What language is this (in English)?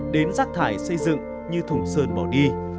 Vietnamese